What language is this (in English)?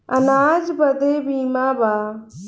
Bhojpuri